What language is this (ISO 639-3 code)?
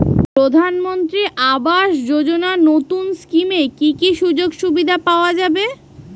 ben